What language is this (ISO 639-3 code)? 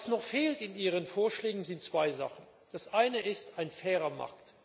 deu